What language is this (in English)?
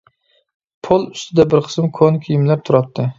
Uyghur